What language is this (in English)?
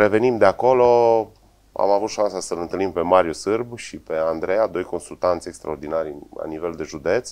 Romanian